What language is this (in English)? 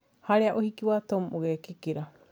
Kikuyu